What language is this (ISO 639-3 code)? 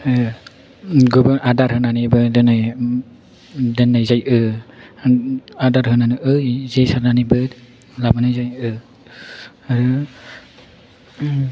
brx